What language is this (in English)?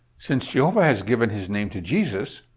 English